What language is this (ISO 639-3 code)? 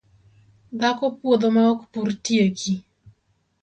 luo